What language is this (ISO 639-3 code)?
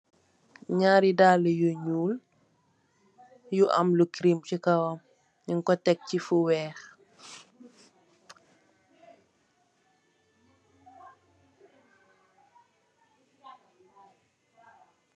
wol